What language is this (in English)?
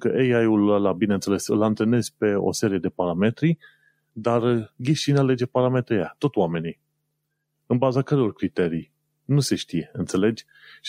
Romanian